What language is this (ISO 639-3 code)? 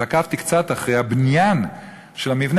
heb